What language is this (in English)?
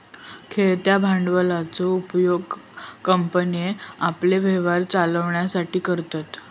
Marathi